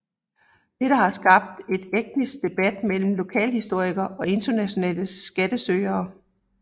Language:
Danish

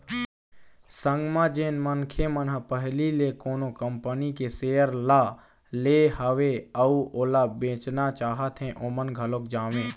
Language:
Chhattisgarhi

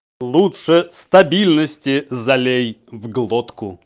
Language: Russian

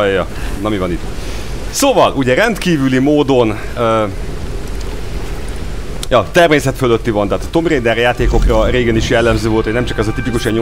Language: Hungarian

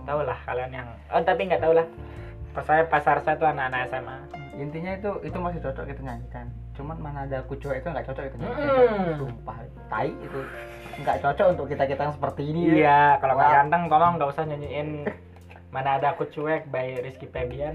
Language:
Indonesian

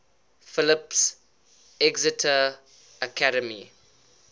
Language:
English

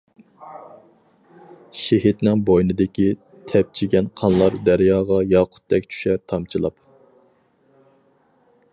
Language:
Uyghur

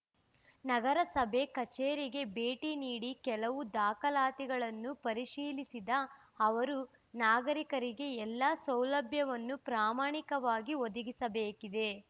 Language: Kannada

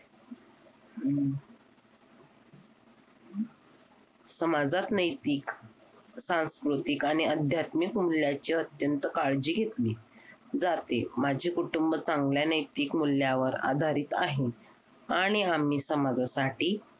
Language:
Marathi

